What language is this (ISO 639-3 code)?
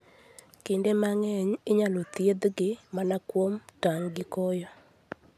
luo